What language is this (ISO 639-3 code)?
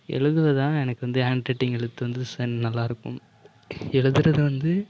tam